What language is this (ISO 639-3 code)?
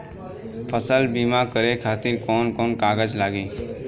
bho